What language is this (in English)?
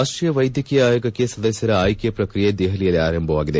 Kannada